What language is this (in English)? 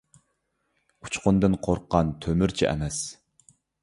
Uyghur